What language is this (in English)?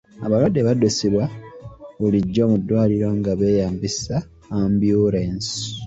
Ganda